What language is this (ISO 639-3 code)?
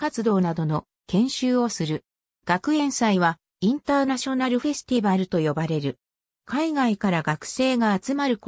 jpn